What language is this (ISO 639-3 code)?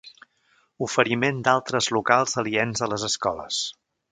cat